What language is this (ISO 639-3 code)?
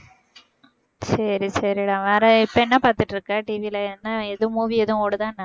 tam